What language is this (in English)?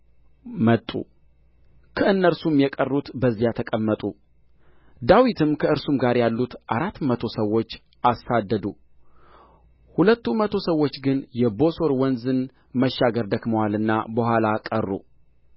Amharic